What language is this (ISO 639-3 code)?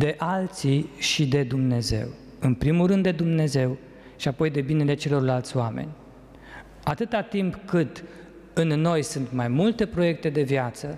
ron